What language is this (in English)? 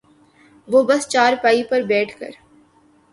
Urdu